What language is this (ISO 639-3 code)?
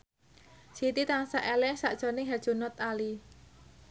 jav